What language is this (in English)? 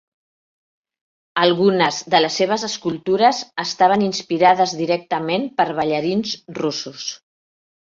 Catalan